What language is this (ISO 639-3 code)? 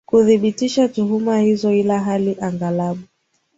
swa